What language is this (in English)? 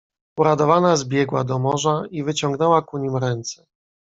Polish